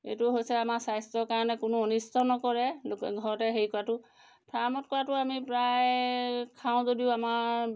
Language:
Assamese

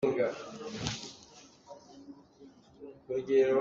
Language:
Hakha Chin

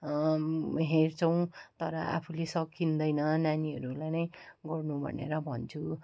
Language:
Nepali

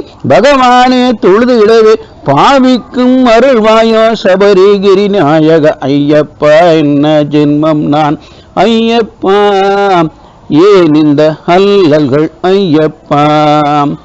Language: Tamil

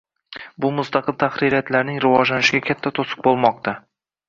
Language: Uzbek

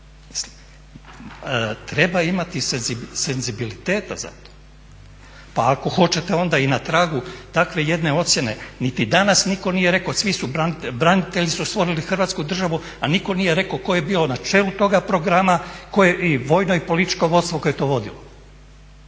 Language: Croatian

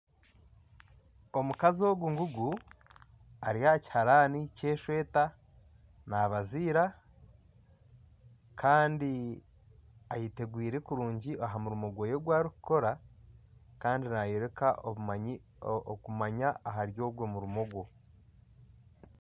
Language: Nyankole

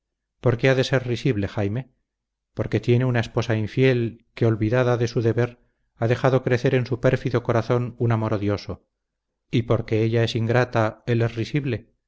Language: Spanish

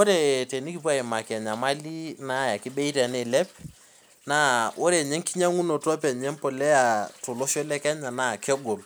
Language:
Masai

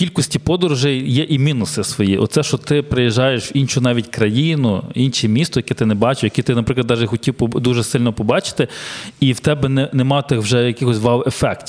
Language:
Ukrainian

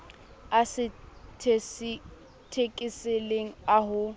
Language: Southern Sotho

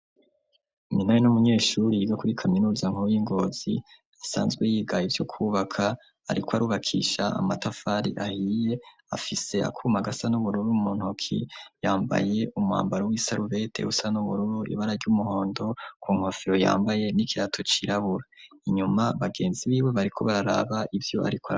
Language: Rundi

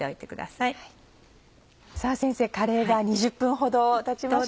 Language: Japanese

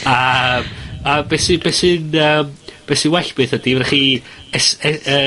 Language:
Welsh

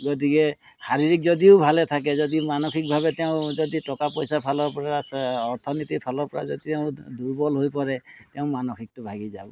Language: Assamese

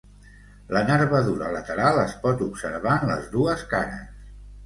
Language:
Catalan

